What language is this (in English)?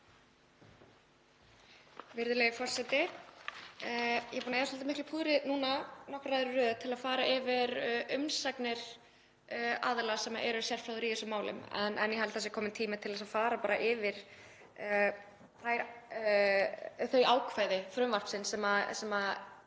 Icelandic